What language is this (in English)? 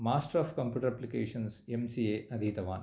Sanskrit